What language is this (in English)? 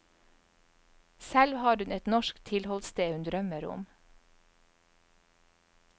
Norwegian